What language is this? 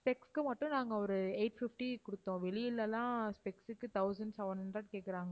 Tamil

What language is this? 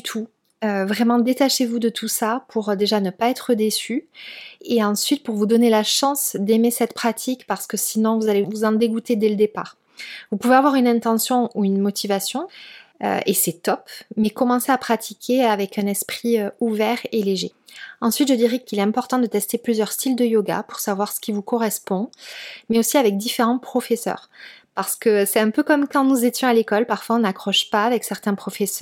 French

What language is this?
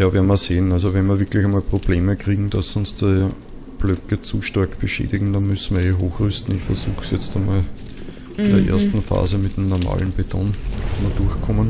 German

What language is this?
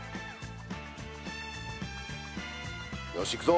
Japanese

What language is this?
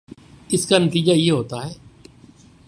Urdu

